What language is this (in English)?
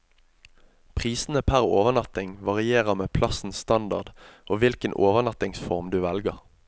Norwegian